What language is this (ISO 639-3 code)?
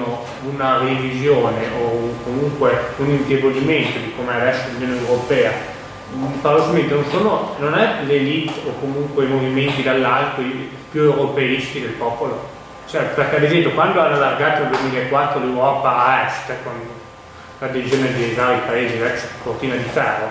ita